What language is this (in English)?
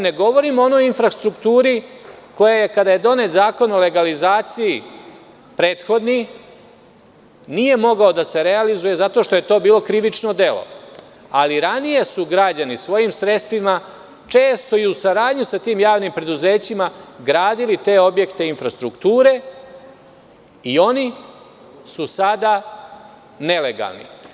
Serbian